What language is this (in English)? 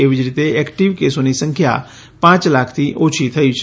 Gujarati